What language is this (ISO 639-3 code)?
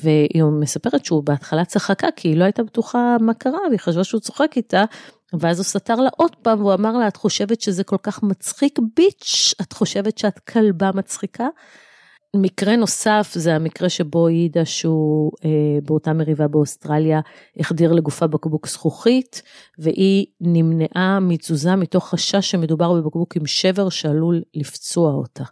heb